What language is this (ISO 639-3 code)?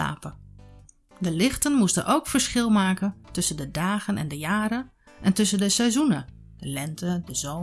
nld